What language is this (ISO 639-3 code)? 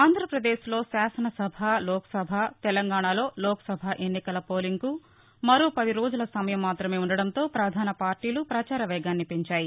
tel